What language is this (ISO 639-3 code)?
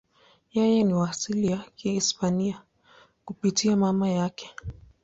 swa